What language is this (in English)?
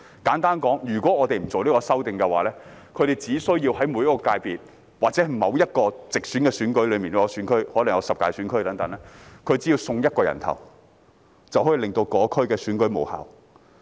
Cantonese